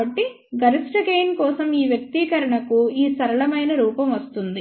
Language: Telugu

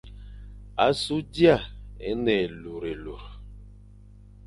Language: Fang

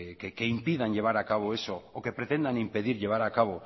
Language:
Spanish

